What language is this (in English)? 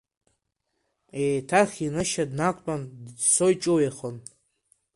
Abkhazian